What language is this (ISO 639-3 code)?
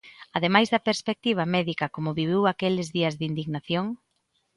glg